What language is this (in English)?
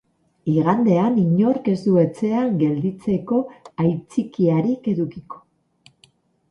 Basque